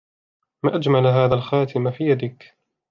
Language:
Arabic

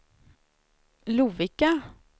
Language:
Swedish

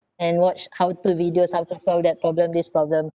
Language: English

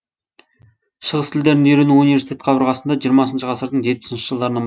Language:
Kazakh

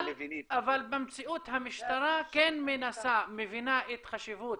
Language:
Hebrew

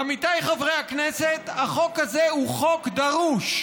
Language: Hebrew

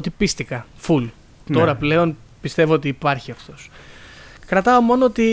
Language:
Greek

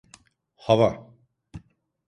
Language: Turkish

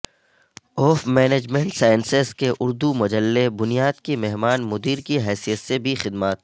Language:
Urdu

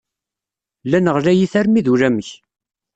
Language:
Kabyle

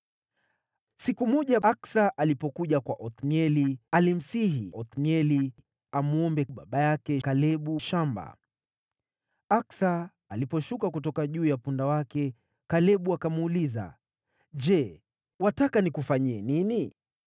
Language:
Swahili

